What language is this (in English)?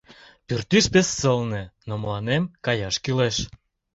Mari